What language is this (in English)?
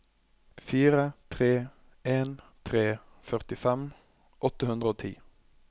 Norwegian